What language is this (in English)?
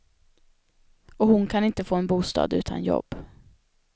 Swedish